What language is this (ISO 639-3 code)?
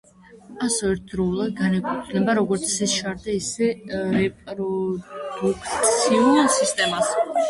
kat